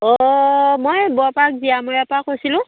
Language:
Assamese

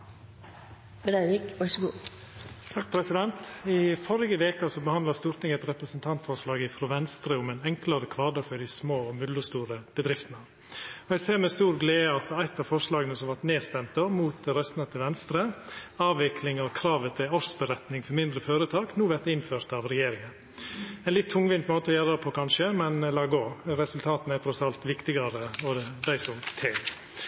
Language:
Norwegian Nynorsk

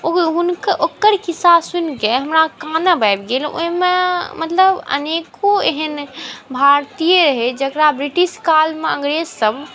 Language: Maithili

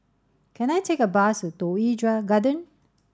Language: English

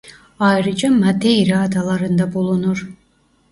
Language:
Turkish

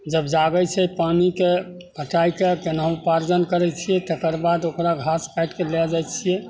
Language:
Maithili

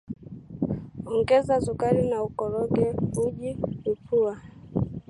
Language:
Swahili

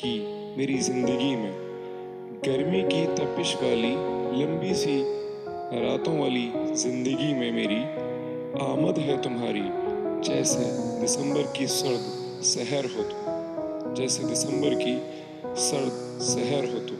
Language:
Urdu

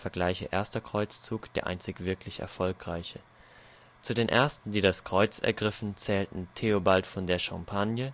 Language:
German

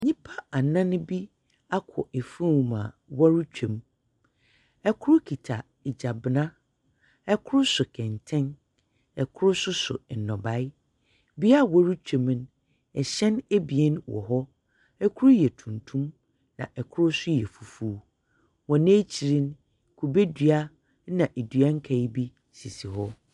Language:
Akan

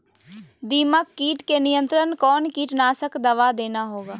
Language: Magahi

